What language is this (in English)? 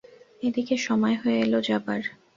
Bangla